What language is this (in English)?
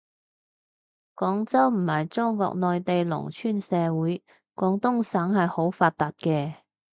Cantonese